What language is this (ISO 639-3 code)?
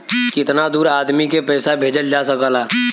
bho